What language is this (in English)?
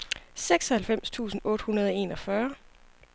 Danish